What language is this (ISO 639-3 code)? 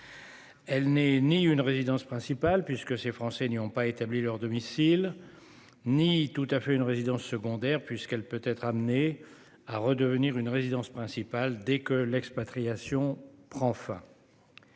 fra